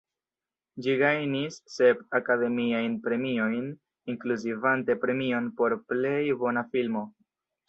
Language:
Esperanto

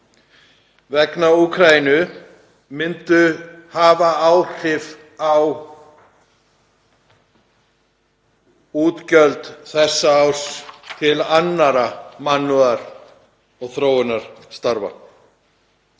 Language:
Icelandic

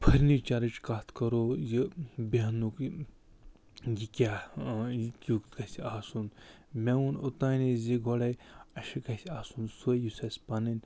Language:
Kashmiri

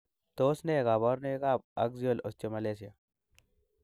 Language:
Kalenjin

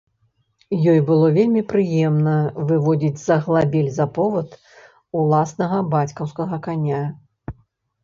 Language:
Belarusian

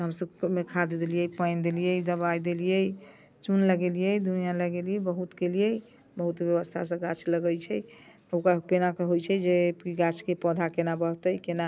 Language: Maithili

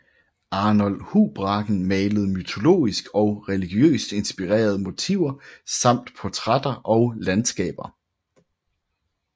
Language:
Danish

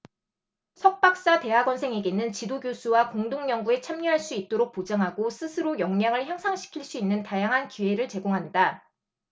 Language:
Korean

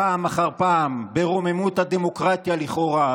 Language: Hebrew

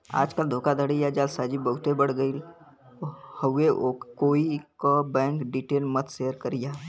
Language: Bhojpuri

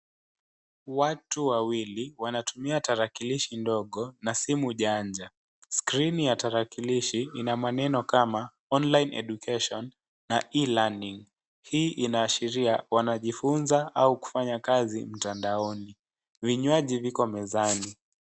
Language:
Swahili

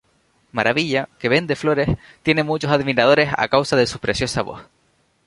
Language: Spanish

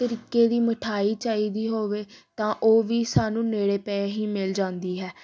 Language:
Punjabi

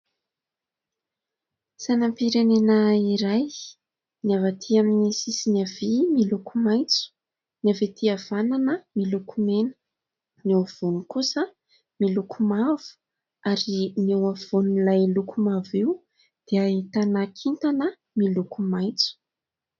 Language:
Malagasy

